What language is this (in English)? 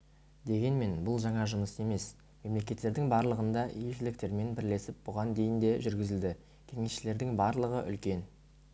Kazakh